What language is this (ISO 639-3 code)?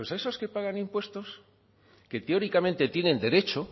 spa